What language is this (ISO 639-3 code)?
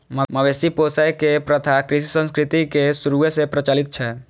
mai